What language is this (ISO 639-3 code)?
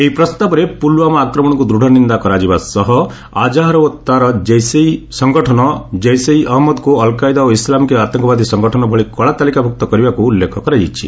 ori